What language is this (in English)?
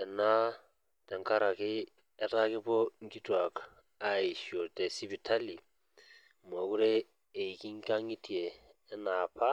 Masai